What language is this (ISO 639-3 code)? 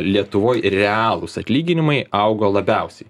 lit